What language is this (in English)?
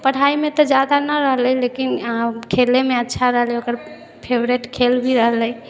Maithili